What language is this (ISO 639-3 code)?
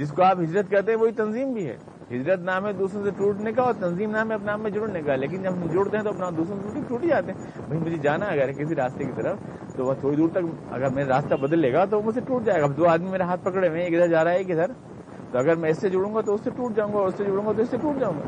urd